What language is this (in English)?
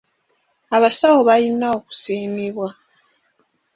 Ganda